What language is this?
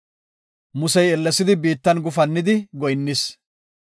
Gofa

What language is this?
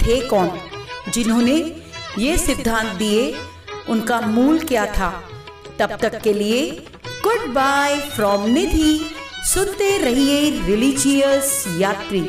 Hindi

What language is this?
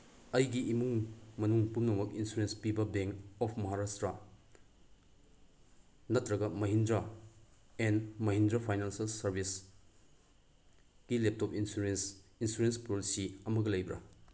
Manipuri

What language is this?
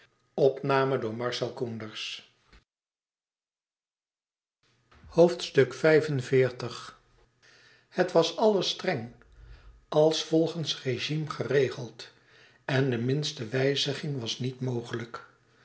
Dutch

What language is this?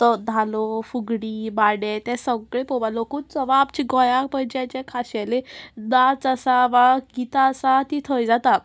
Konkani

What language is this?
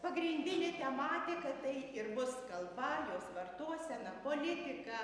Lithuanian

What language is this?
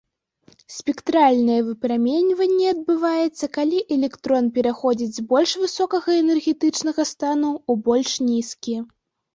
Belarusian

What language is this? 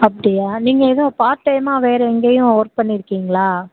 Tamil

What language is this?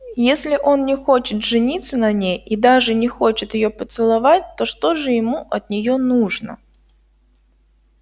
Russian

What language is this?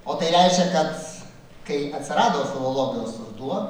Lithuanian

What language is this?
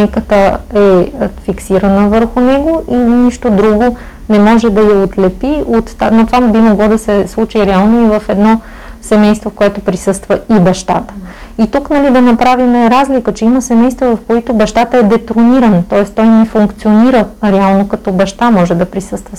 Bulgarian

